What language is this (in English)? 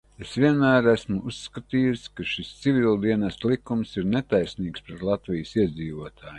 Latvian